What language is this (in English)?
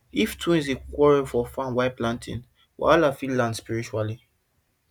Nigerian Pidgin